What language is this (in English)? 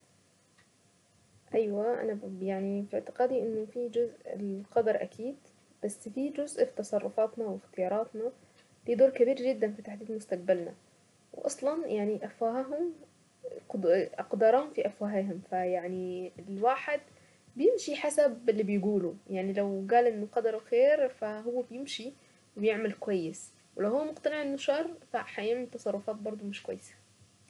Saidi Arabic